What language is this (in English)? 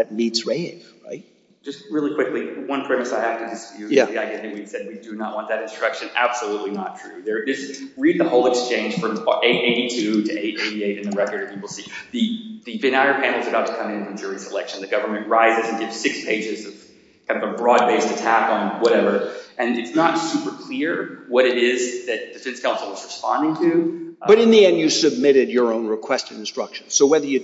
English